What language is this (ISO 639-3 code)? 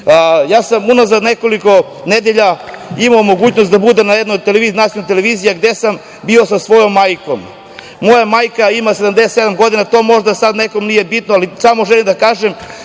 srp